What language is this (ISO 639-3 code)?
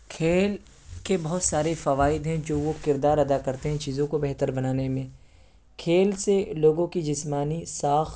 urd